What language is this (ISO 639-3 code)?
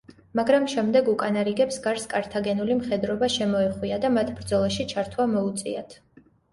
kat